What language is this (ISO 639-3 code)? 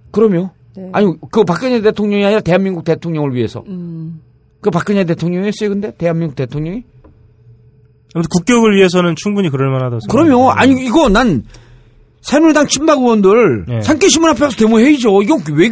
kor